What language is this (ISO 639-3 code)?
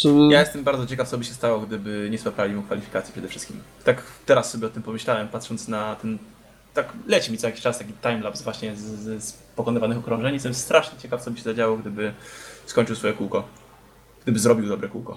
pol